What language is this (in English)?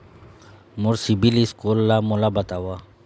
Chhattisgarhi